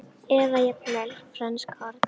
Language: Icelandic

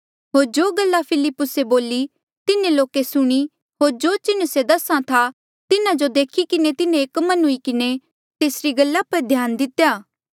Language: Mandeali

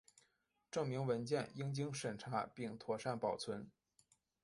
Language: Chinese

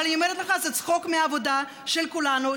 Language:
Hebrew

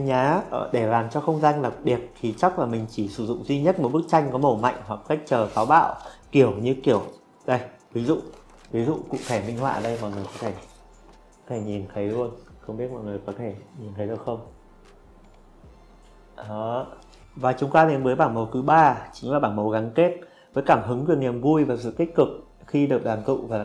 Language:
Vietnamese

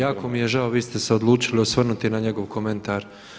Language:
Croatian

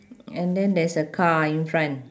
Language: English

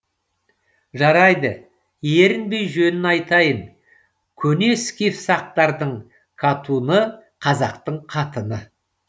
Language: Kazakh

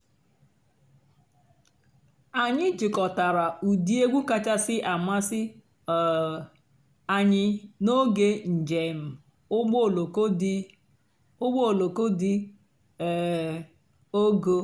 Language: Igbo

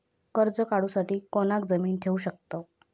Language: Marathi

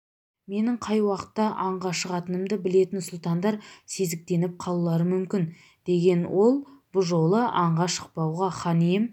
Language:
Kazakh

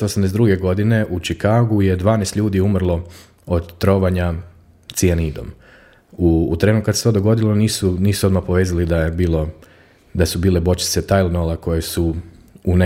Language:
Croatian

